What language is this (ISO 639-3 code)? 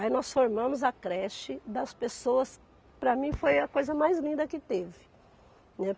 por